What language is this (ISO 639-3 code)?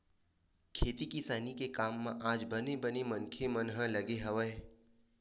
hne